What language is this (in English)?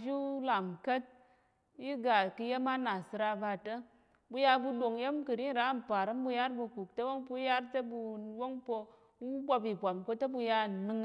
Tarok